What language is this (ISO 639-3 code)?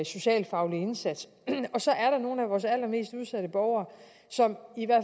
dan